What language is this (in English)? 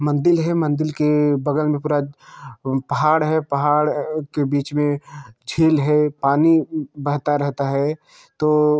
Hindi